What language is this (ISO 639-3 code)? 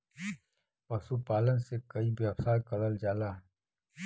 bho